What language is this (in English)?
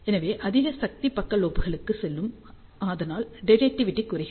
Tamil